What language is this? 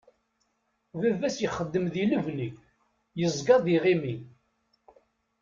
Kabyle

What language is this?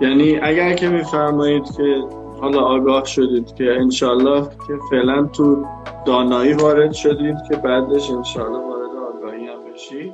Persian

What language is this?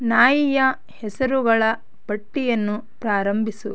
Kannada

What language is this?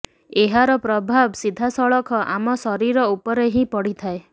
Odia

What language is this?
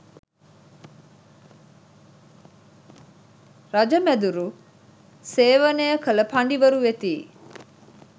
Sinhala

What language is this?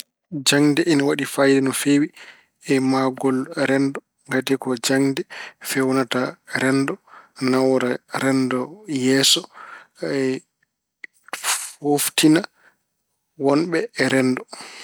Fula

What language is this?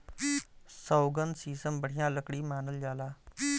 Bhojpuri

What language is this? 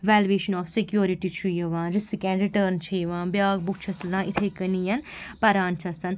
Kashmiri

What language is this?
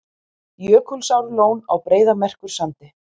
Icelandic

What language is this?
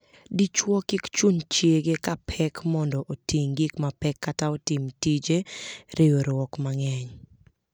Luo (Kenya and Tanzania)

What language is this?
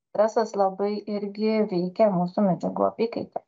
Lithuanian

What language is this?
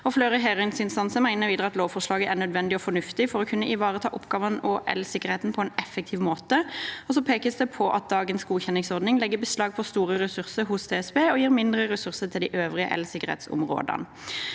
Norwegian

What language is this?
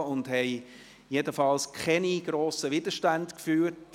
Swiss German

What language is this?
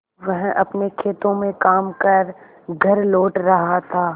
Hindi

